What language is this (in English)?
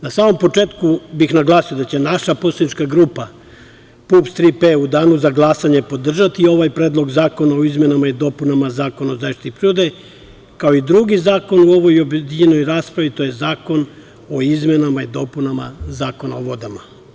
Serbian